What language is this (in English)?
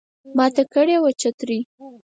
Pashto